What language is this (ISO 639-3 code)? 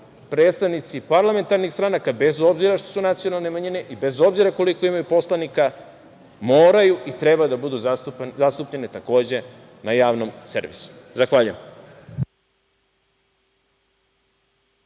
srp